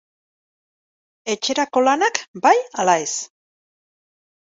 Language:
Basque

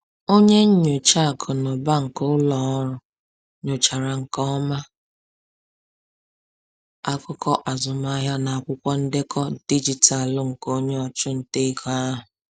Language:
Igbo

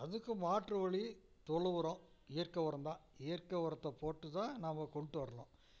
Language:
Tamil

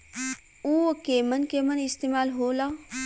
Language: Bhojpuri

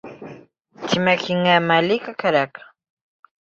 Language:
Bashkir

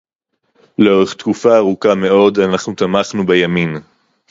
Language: Hebrew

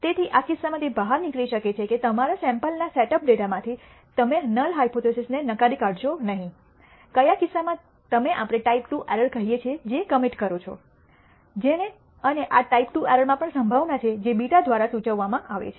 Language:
Gujarati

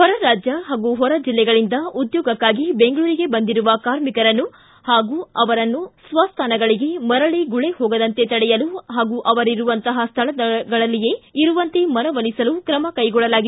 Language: Kannada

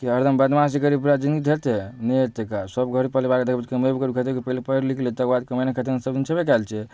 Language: Maithili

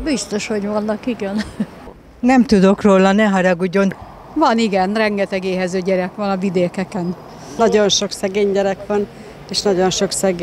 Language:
Hungarian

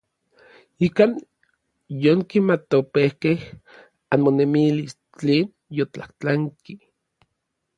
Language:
Orizaba Nahuatl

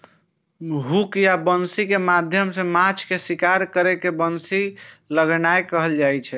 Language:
Maithili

